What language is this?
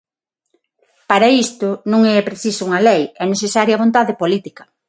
Galician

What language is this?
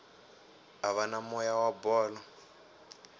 Tsonga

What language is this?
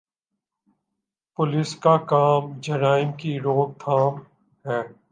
Urdu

